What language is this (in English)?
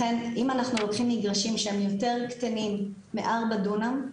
Hebrew